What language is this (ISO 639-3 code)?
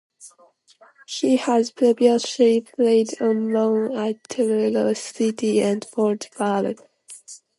eng